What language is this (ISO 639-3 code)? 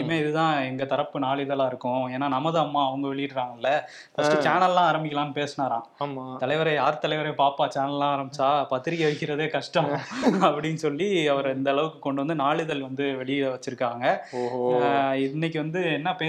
tam